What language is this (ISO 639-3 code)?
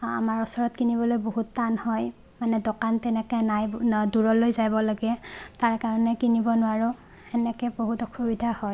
asm